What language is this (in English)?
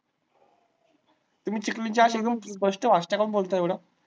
Marathi